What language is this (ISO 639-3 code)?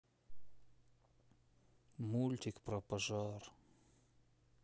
rus